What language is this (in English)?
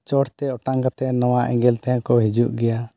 Santali